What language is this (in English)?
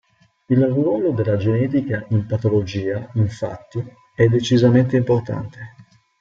Italian